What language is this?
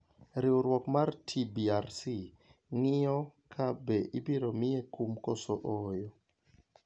Luo (Kenya and Tanzania)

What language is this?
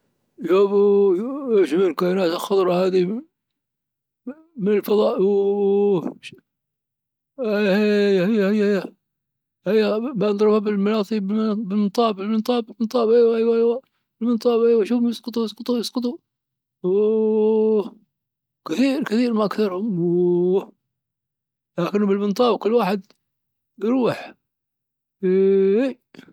Dhofari Arabic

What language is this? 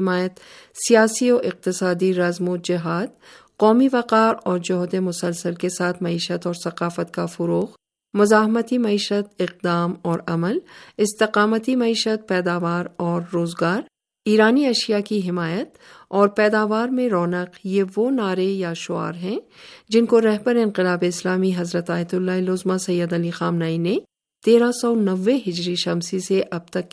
Urdu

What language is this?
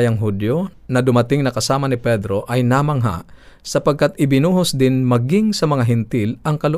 Filipino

